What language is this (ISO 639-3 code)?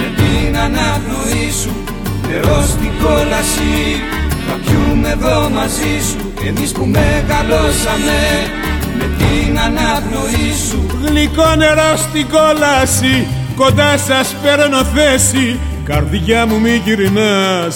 ell